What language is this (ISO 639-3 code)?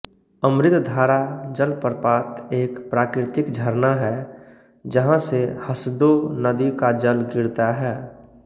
hin